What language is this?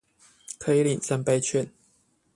Chinese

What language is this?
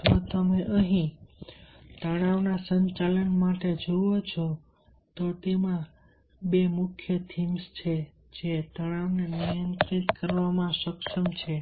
Gujarati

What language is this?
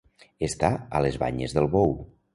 Catalan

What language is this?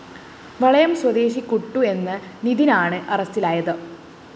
Malayalam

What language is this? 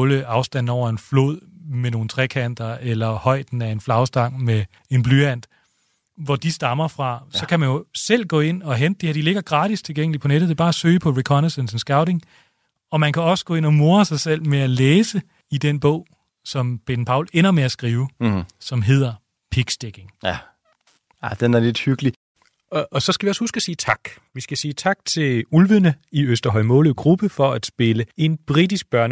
Danish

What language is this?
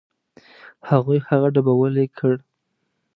Pashto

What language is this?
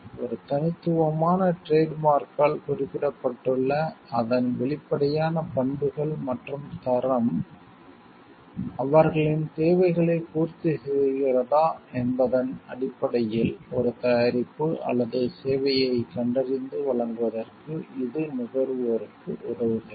Tamil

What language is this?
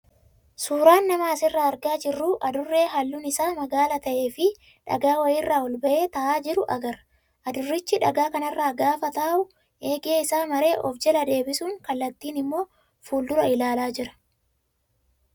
Oromo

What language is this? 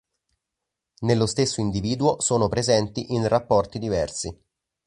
Italian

